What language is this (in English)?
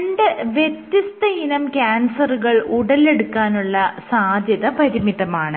Malayalam